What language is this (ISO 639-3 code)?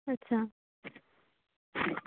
sat